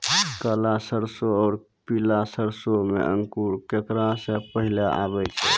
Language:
Maithili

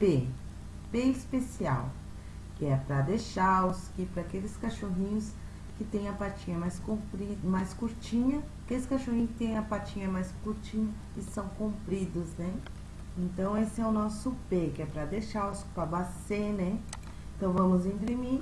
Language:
Portuguese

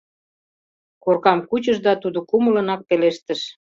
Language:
Mari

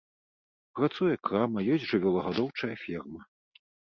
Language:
Belarusian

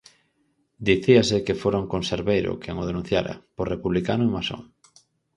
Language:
Galician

